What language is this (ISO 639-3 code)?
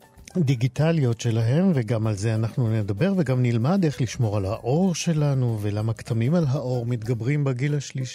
heb